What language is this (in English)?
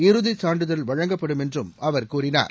Tamil